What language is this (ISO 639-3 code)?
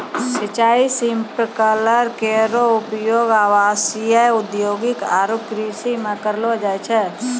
mai